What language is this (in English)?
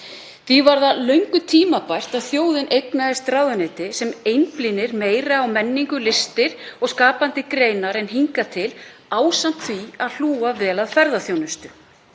Icelandic